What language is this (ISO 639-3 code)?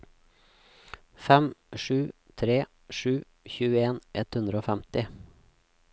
nor